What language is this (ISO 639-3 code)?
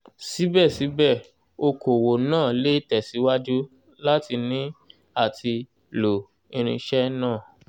yor